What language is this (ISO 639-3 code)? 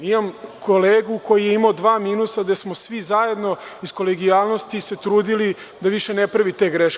srp